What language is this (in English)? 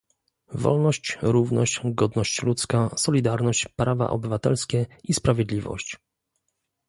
Polish